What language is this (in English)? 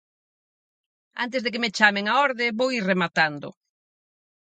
Galician